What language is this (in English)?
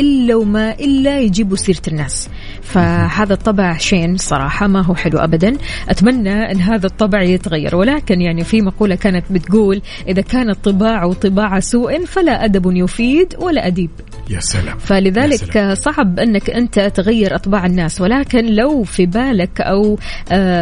Arabic